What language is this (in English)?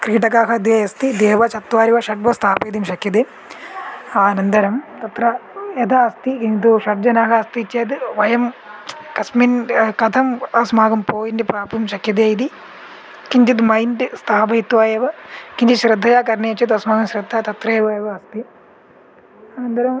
Sanskrit